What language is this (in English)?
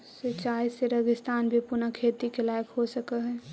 Magahi